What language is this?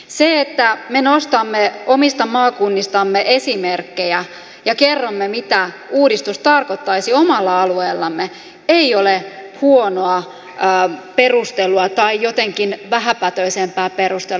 Finnish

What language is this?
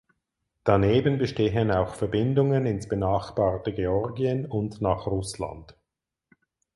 German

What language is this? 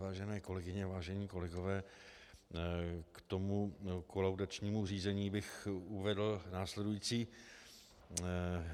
Czech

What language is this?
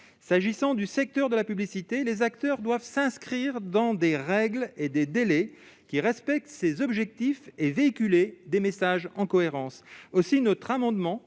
French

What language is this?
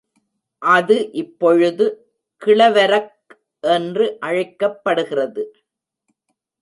Tamil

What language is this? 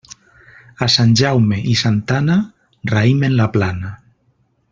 Catalan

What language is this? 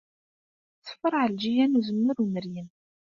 Kabyle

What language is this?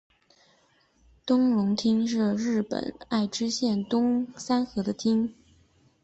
Chinese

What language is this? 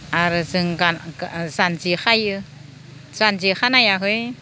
Bodo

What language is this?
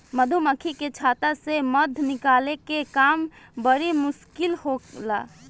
Bhojpuri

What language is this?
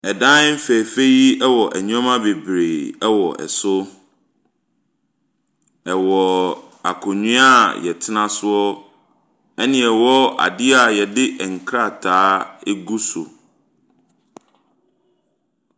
Akan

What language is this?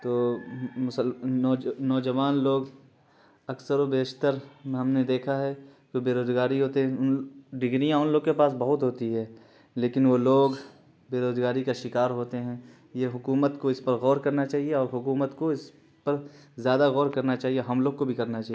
Urdu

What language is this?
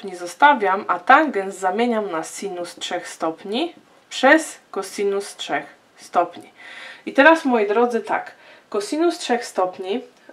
Polish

